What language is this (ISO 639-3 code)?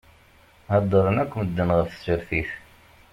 kab